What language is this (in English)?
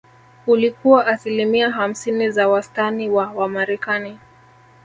Swahili